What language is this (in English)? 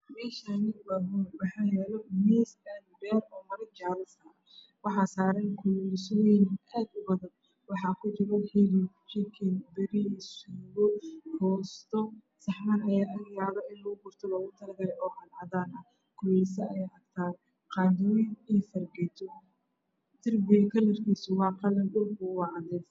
Somali